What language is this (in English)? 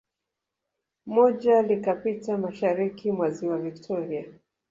Swahili